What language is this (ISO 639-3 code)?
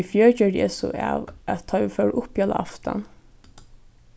fao